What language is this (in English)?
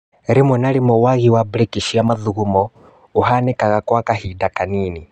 Kikuyu